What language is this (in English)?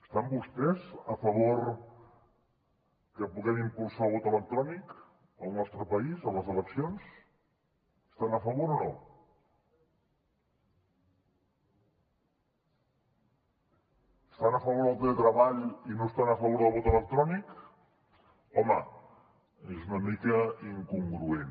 Catalan